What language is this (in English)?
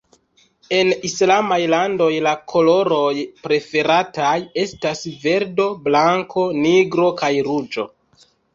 Esperanto